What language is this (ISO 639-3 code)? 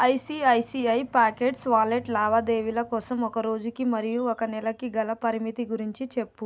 tel